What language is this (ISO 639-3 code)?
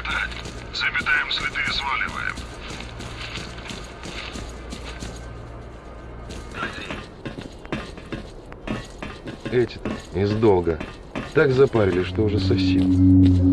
rus